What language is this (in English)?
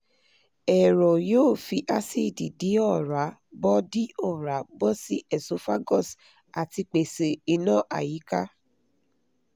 Yoruba